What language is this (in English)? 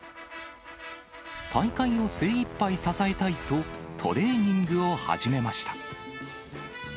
Japanese